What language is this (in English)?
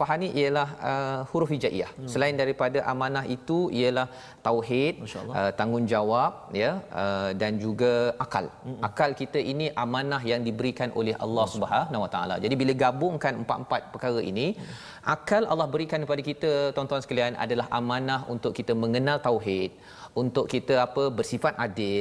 Malay